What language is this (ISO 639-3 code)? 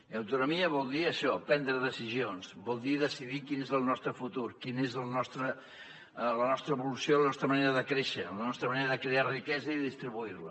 cat